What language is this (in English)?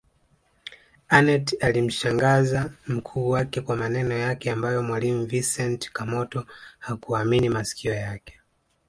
Swahili